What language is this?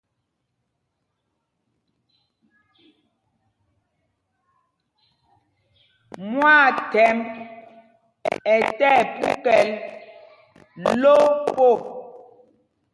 Mpumpong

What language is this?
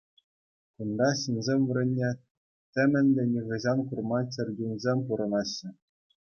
Chuvash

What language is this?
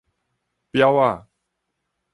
Min Nan Chinese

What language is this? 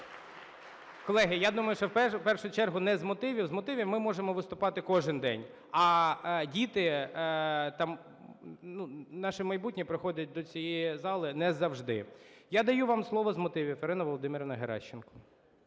Ukrainian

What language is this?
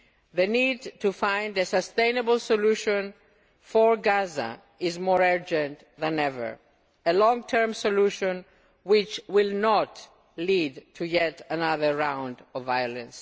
English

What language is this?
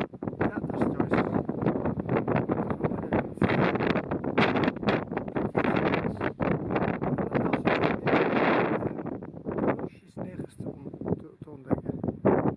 Dutch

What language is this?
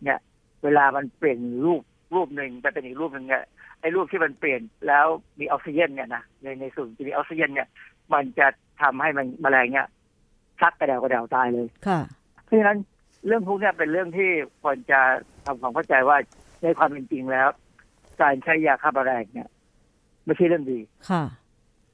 Thai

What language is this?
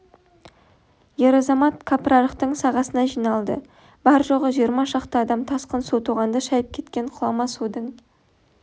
Kazakh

